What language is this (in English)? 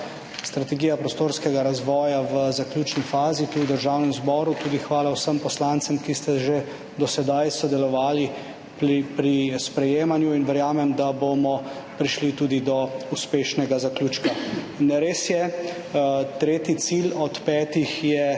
Slovenian